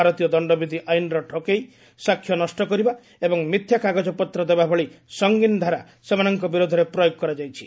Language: Odia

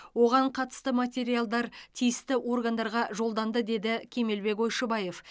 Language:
Kazakh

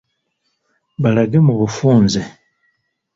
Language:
Ganda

